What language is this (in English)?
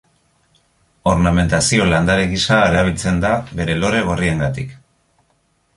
Basque